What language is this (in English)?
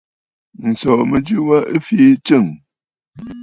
Bafut